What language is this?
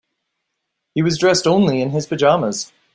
English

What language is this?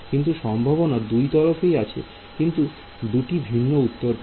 Bangla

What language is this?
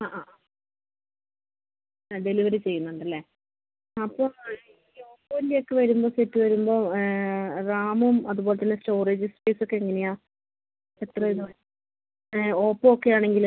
Malayalam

